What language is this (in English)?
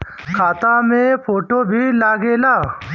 Bhojpuri